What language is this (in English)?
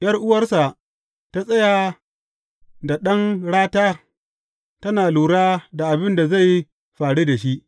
Hausa